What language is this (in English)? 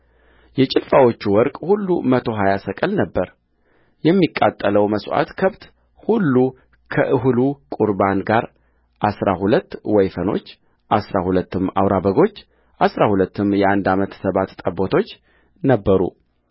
Amharic